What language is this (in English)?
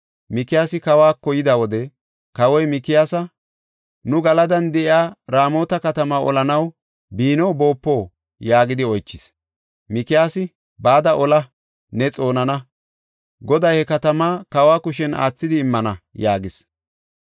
Gofa